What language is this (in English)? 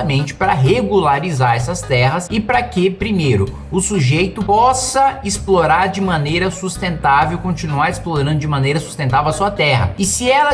Portuguese